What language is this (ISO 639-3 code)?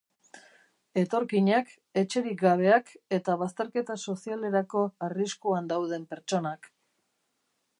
eus